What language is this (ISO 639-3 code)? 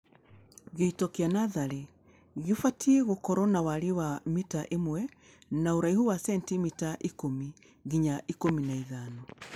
kik